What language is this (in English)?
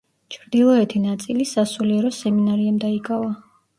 Georgian